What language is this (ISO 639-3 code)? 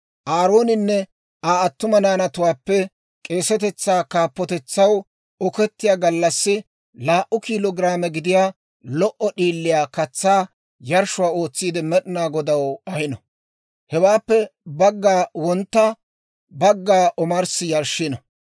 dwr